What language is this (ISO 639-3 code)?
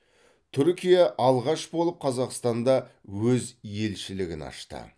kaz